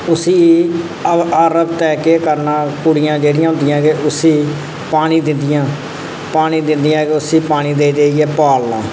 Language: Dogri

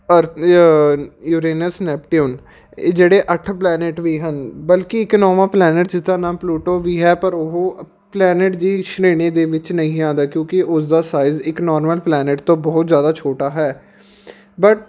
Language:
Punjabi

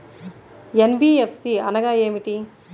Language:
Telugu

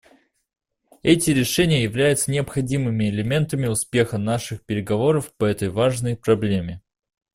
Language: Russian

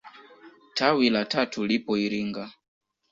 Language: Swahili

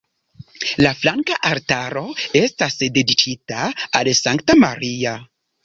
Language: Esperanto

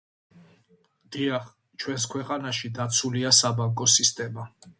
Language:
Georgian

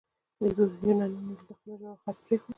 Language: Pashto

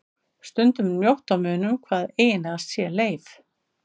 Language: Icelandic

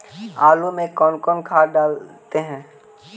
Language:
Magahi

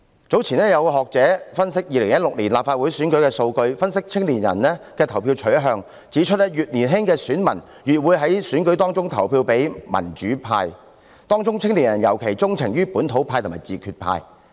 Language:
Cantonese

